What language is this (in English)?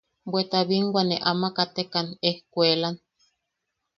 Yaqui